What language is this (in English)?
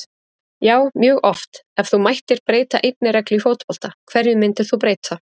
Icelandic